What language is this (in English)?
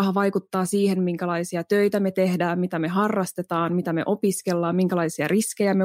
Finnish